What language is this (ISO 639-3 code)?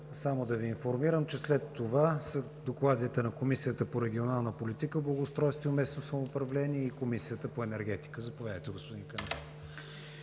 bul